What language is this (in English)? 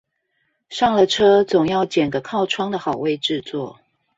Chinese